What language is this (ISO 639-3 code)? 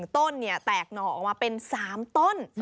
tha